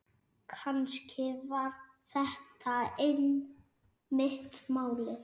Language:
Icelandic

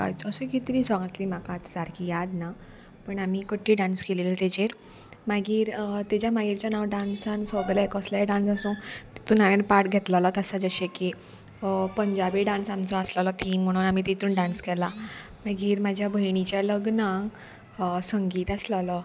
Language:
Konkani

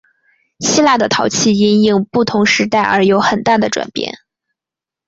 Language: Chinese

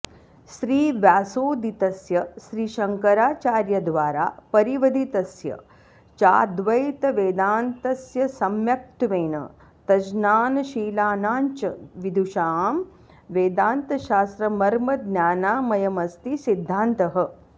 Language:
Sanskrit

